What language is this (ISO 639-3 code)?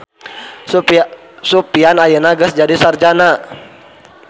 sun